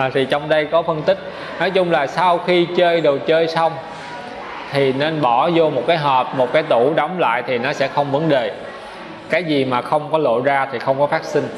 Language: Vietnamese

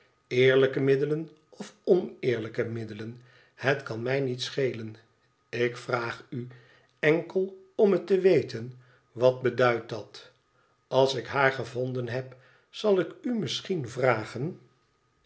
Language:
Dutch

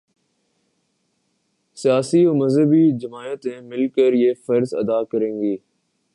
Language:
Urdu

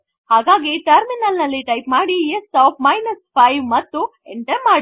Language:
Kannada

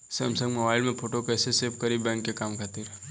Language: Bhojpuri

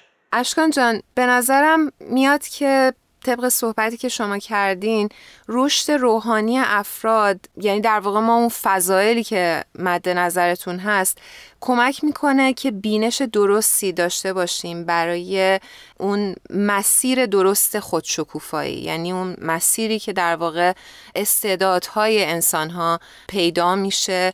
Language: Persian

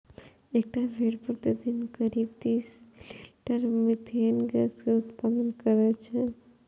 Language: Maithili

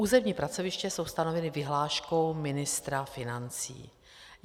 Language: Czech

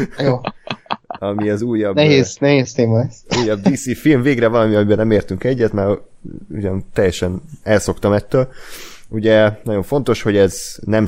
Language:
Hungarian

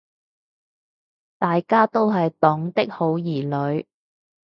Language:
Cantonese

